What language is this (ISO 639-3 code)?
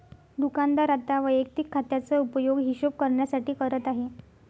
mar